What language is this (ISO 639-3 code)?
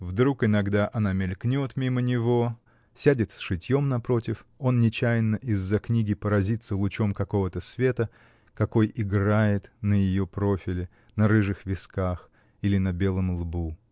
rus